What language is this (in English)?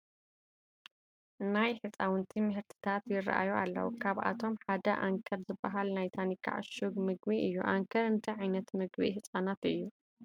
Tigrinya